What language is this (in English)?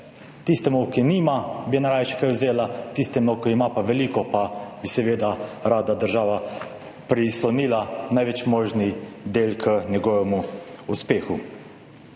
Slovenian